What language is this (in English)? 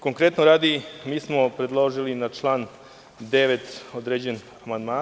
Serbian